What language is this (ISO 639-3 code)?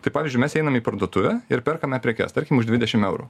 lit